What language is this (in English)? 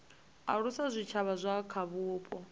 Venda